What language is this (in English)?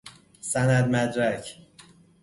Persian